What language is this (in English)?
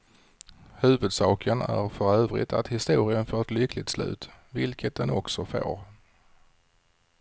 Swedish